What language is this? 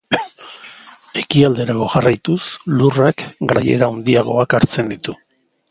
Basque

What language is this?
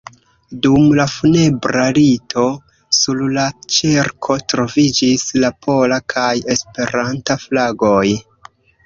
Esperanto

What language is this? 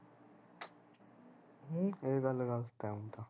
Punjabi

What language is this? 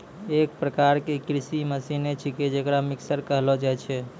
Maithili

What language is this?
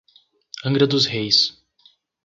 Portuguese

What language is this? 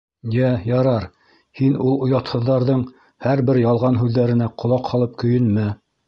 Bashkir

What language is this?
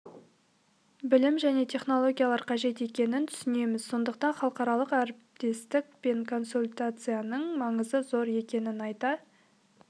Kazakh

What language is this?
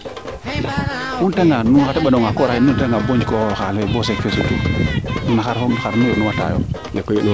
Serer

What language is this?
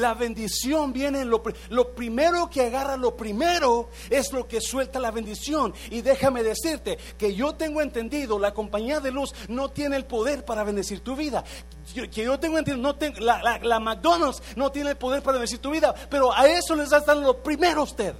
Spanish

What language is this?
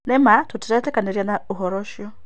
Kikuyu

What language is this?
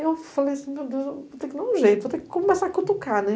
Portuguese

